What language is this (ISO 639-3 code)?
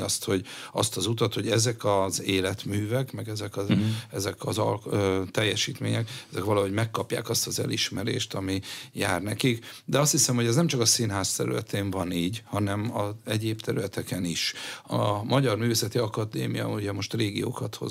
hun